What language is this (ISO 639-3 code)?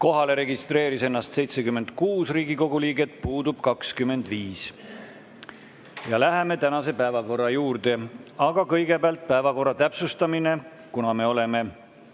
est